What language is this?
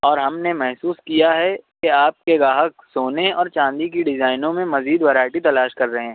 Urdu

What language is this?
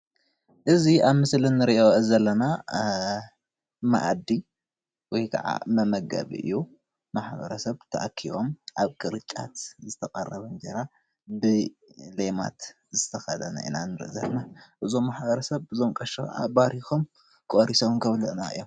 Tigrinya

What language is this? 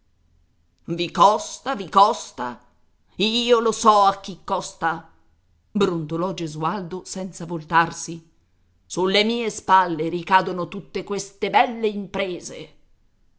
Italian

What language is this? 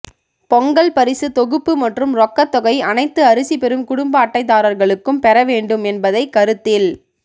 Tamil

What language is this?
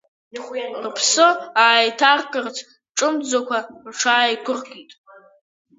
Abkhazian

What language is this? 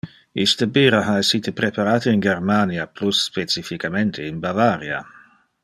Interlingua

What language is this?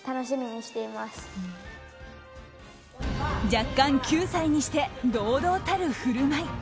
Japanese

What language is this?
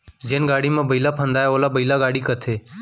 Chhattisgarhi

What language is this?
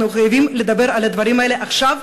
Hebrew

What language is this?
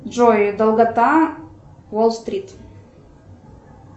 Russian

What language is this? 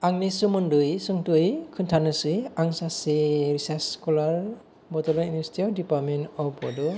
Bodo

